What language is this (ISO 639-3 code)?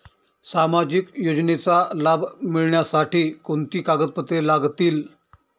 mar